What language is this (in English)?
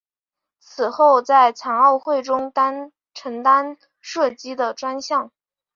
Chinese